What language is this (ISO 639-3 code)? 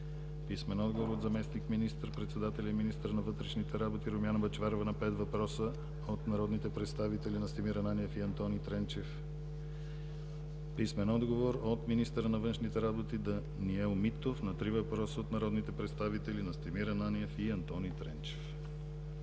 bul